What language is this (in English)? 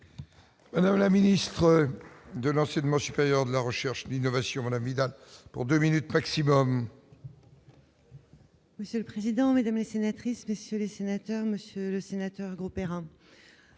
French